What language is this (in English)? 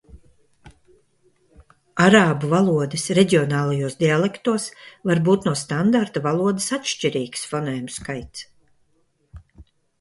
Latvian